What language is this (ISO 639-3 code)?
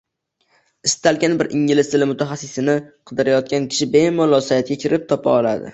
uzb